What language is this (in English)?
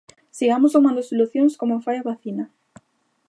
Galician